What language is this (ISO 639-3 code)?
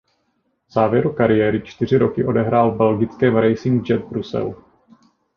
ces